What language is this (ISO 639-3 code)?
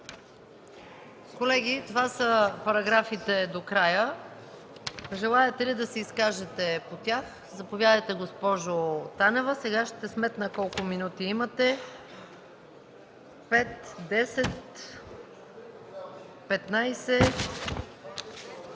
bul